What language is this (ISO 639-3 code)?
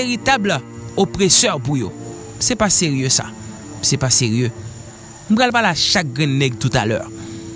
fra